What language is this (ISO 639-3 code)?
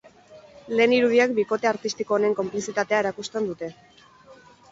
eus